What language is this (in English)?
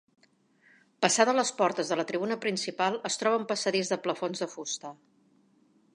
Catalan